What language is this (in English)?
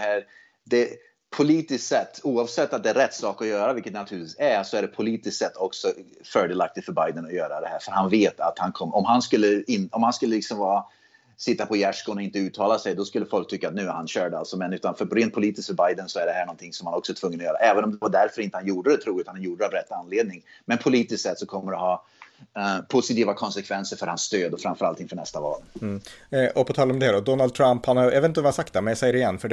Swedish